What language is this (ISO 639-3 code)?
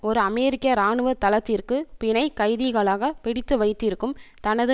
tam